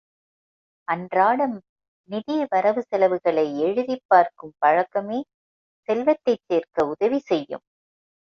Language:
Tamil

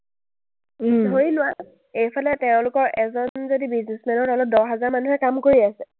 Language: Assamese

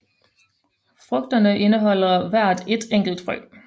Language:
Danish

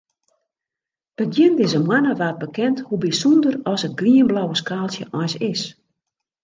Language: Western Frisian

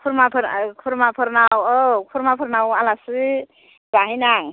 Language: Bodo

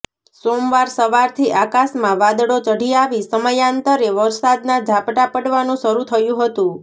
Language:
Gujarati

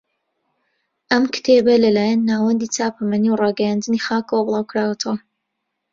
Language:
Central Kurdish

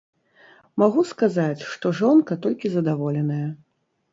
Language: Belarusian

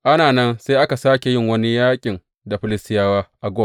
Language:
Hausa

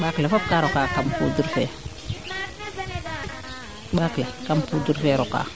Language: Serer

